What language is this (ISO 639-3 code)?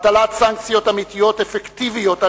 heb